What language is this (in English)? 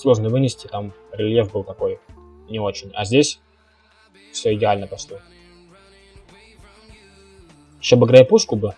Russian